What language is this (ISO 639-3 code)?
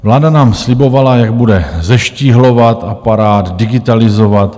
ces